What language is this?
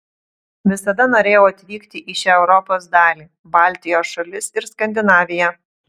Lithuanian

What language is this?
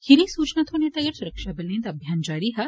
Dogri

